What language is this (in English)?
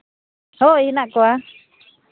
Santali